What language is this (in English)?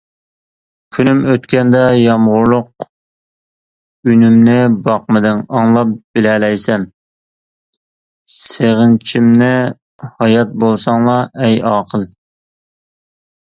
Uyghur